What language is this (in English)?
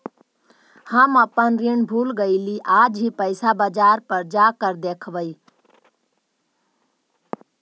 Magahi